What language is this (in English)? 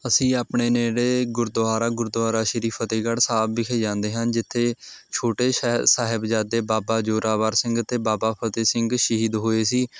Punjabi